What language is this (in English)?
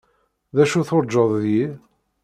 Kabyle